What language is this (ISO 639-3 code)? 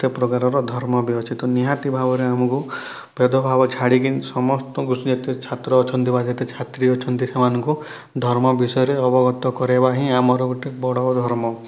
ori